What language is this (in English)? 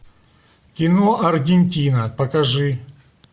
Russian